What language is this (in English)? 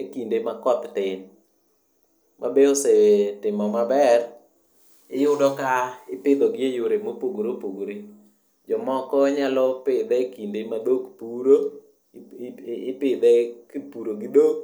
Luo (Kenya and Tanzania)